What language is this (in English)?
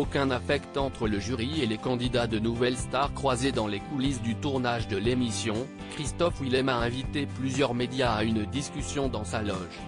French